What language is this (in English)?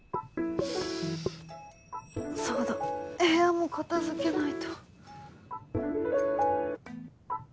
Japanese